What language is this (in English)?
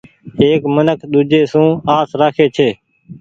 Goaria